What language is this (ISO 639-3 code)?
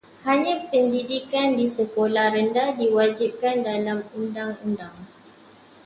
msa